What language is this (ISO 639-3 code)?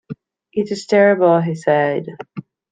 eng